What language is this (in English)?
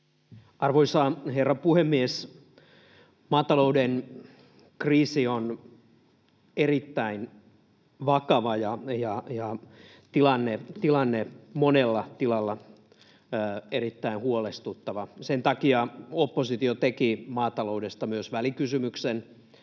Finnish